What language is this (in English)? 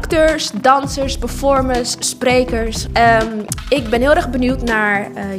Dutch